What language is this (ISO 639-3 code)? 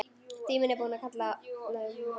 isl